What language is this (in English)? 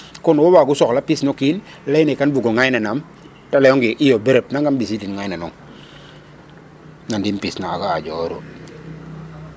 Serer